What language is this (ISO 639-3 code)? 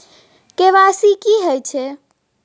mai